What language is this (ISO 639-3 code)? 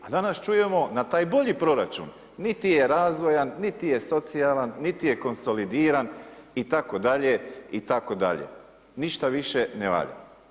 hrv